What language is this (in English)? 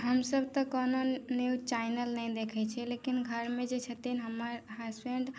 Maithili